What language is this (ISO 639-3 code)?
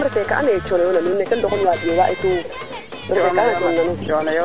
srr